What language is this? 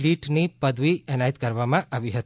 Gujarati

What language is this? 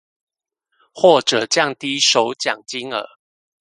Chinese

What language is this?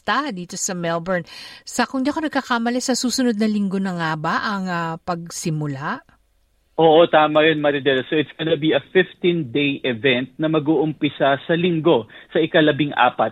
Filipino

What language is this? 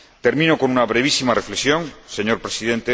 Spanish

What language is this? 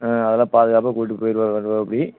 Tamil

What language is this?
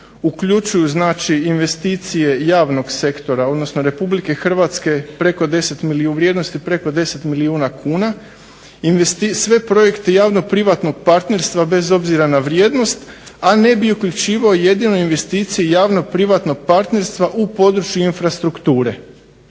Croatian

